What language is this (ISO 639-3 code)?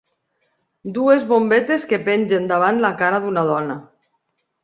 cat